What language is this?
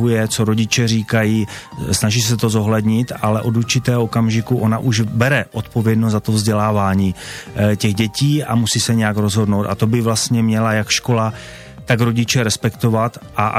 Czech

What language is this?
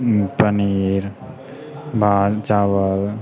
Maithili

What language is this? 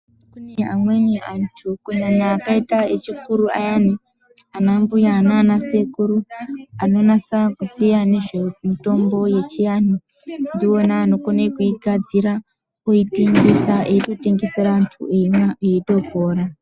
Ndau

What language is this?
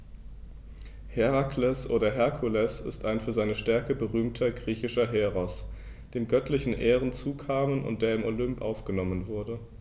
German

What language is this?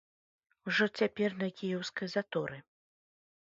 Belarusian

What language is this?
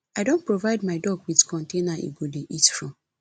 Nigerian Pidgin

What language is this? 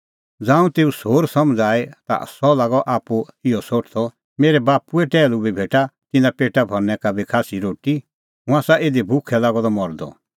Kullu Pahari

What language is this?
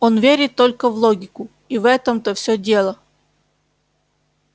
Russian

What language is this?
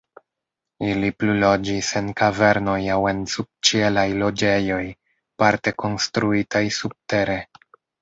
Esperanto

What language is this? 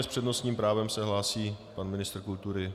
Czech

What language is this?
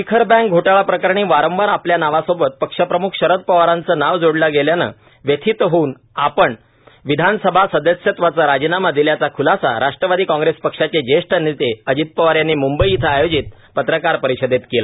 Marathi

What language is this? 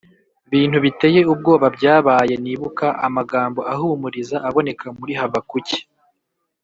Kinyarwanda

